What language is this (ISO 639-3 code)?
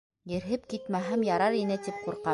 bak